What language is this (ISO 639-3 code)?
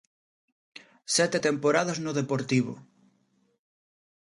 glg